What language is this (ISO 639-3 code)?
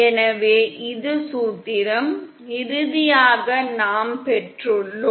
tam